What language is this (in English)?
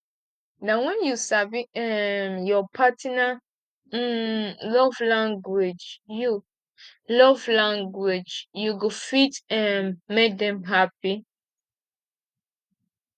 Nigerian Pidgin